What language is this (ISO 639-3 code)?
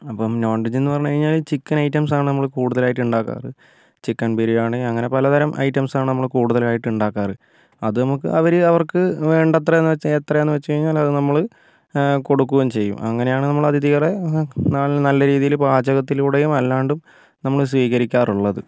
mal